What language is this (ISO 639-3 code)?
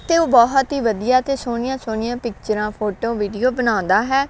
pan